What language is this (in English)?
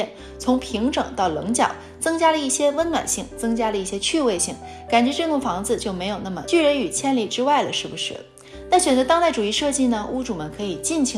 Chinese